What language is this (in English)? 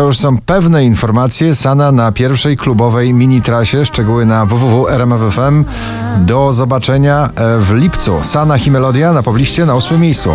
Polish